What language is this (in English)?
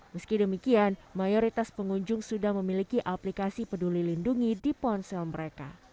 Indonesian